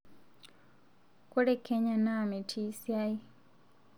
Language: Masai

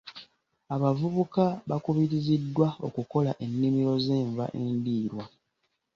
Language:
Ganda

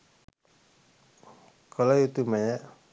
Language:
Sinhala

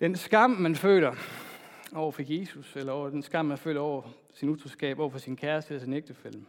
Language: Danish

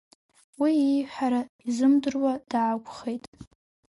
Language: Abkhazian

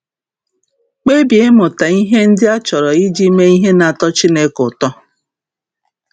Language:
Igbo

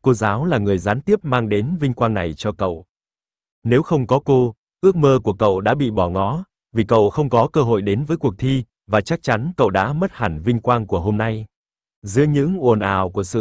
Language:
Vietnamese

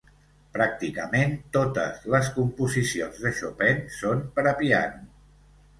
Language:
Catalan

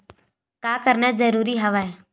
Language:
Chhattisgarhi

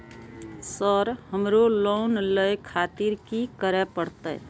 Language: Maithili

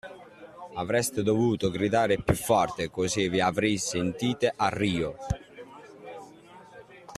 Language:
Italian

